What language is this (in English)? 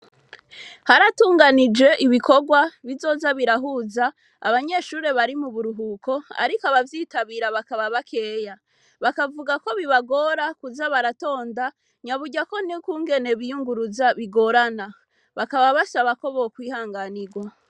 Rundi